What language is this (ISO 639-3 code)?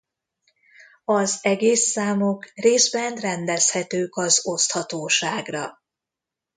hun